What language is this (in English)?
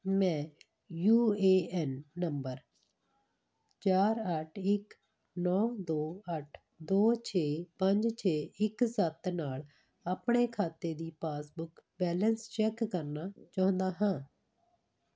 Punjabi